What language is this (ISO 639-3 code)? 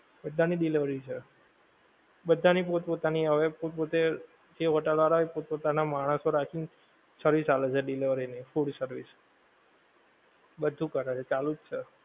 guj